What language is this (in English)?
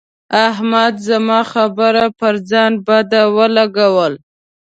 Pashto